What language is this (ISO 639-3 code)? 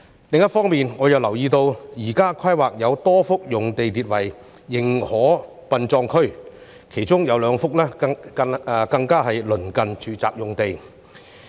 yue